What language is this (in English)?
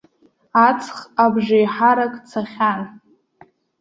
Abkhazian